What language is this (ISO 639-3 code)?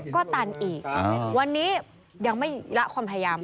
tha